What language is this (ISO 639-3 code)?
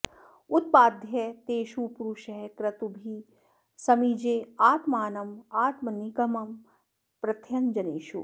san